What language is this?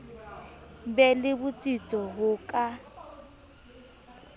Southern Sotho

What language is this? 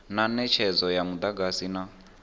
Venda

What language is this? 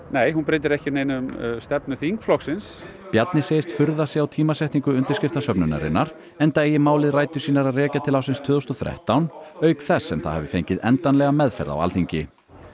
Icelandic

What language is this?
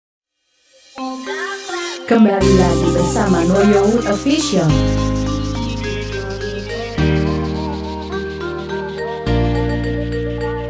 Indonesian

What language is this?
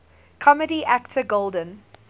English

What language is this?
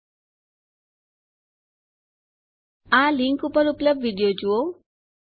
Gujarati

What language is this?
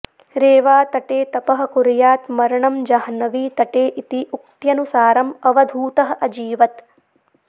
Sanskrit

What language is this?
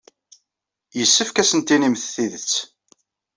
Kabyle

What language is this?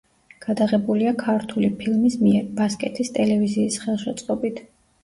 Georgian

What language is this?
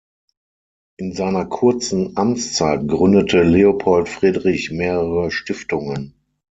German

